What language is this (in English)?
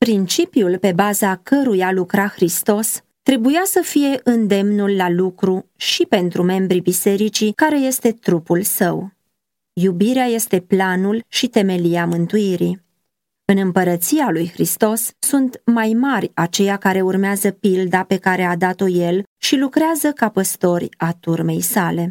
Romanian